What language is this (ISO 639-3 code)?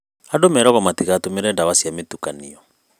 kik